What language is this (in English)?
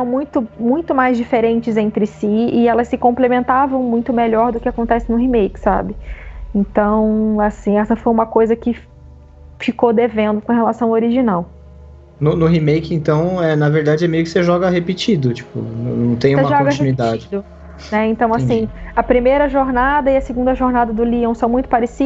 Portuguese